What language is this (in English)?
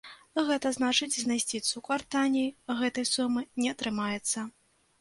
Belarusian